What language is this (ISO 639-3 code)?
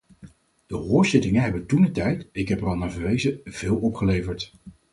nld